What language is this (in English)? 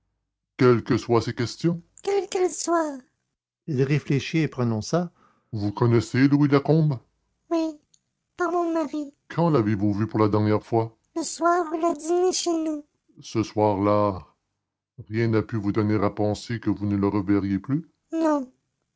French